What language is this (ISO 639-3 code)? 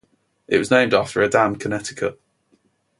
eng